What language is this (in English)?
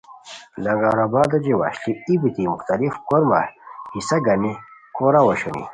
Khowar